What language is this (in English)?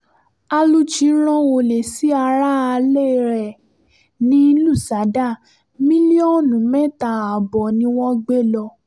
Yoruba